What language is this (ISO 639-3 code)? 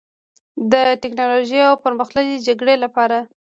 pus